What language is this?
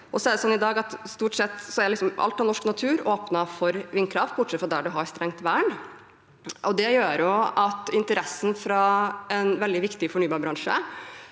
Norwegian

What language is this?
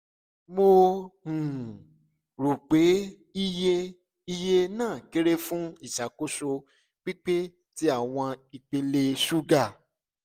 Yoruba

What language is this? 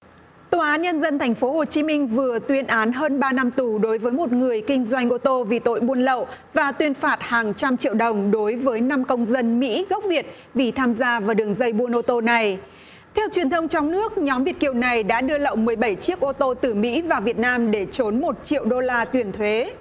Vietnamese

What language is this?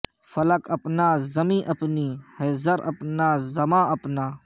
Urdu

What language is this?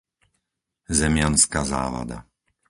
Slovak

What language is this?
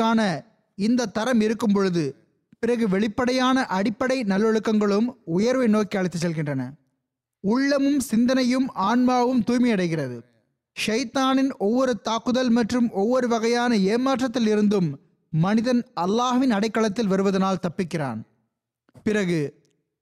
Tamil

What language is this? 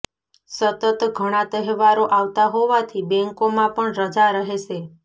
Gujarati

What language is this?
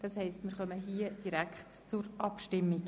Swiss German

